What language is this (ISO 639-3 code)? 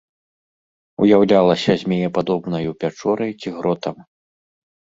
bel